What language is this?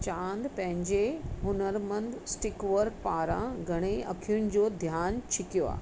Sindhi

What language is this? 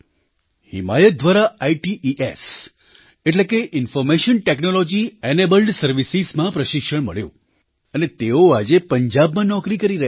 Gujarati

